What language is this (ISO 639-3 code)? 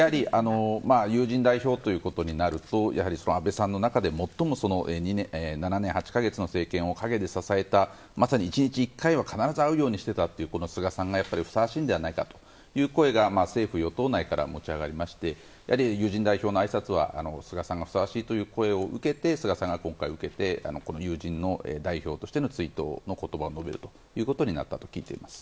jpn